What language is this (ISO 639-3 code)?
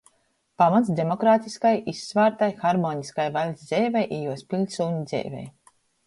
ltg